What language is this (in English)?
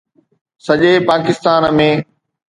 Sindhi